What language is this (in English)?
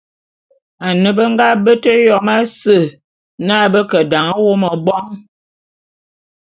Bulu